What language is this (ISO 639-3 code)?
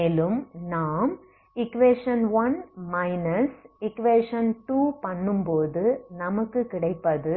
tam